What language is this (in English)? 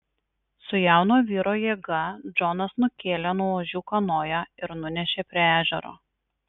Lithuanian